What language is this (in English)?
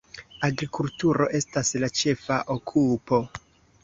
Esperanto